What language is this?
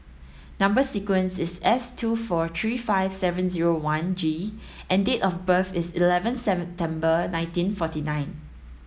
English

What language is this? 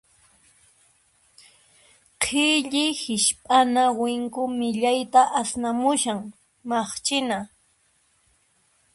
Puno Quechua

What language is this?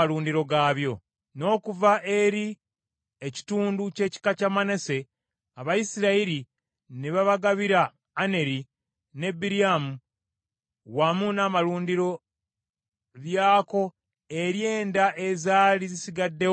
Ganda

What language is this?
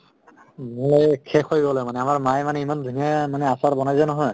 Assamese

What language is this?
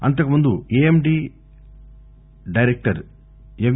Telugu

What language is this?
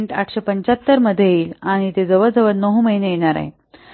Marathi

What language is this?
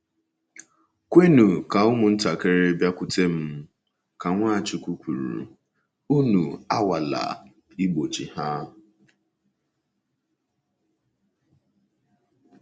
Igbo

